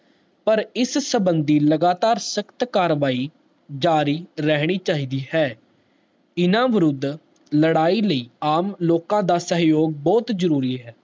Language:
Punjabi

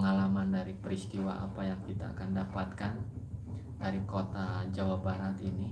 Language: Indonesian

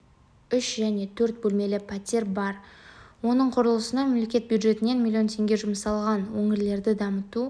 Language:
Kazakh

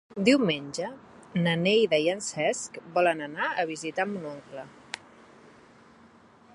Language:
Catalan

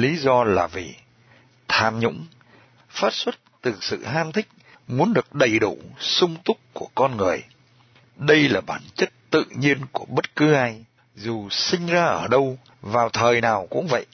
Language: Vietnamese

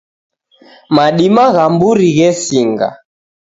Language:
Taita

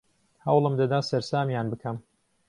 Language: Central Kurdish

